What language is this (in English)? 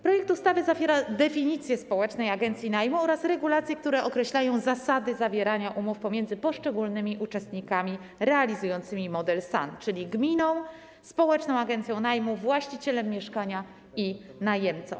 Polish